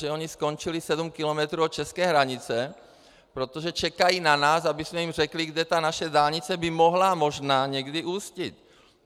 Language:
Czech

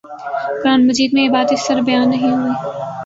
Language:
Urdu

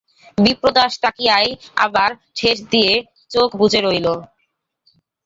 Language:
Bangla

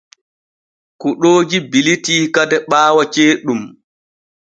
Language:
Borgu Fulfulde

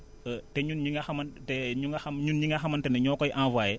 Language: Wolof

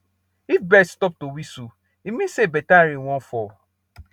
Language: Nigerian Pidgin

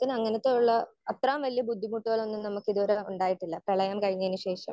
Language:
Malayalam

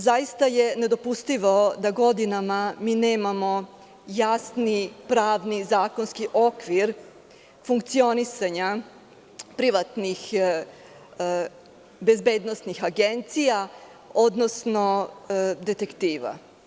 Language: Serbian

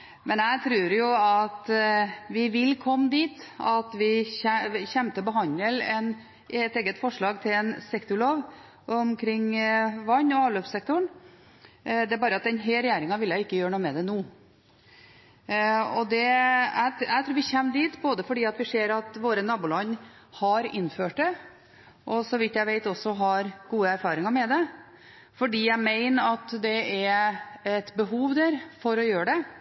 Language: Norwegian Bokmål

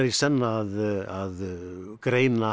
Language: Icelandic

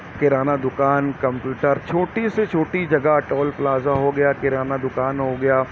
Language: Urdu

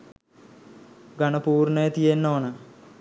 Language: Sinhala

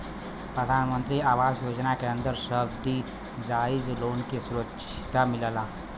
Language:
Bhojpuri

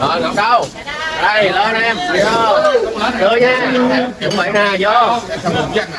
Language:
Vietnamese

